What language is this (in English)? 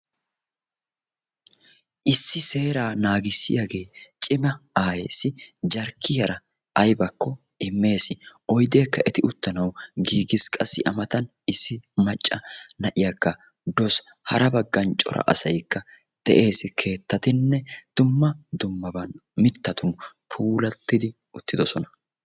Wolaytta